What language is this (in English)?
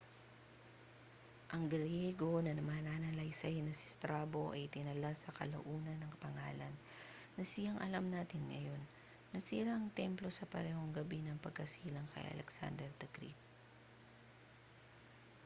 Filipino